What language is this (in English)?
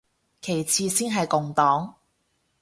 Cantonese